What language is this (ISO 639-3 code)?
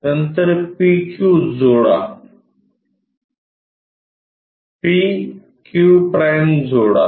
mar